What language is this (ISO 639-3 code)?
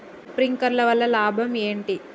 tel